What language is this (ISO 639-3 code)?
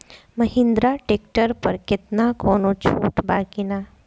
bho